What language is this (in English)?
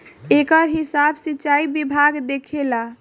Bhojpuri